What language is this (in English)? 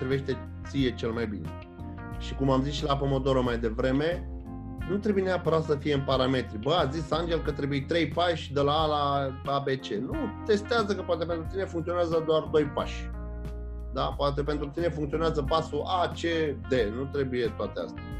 Romanian